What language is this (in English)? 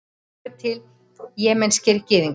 Icelandic